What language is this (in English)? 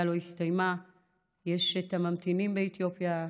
Hebrew